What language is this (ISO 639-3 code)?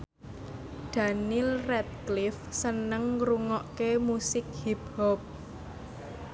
jav